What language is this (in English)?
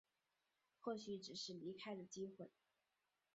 Chinese